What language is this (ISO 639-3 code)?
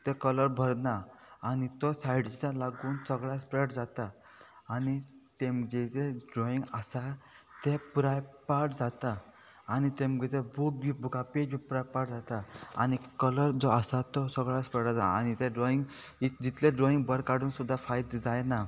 kok